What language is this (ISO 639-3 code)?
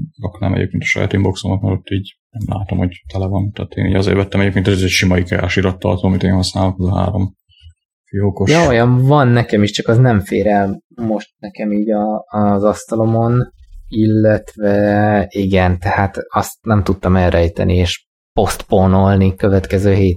hun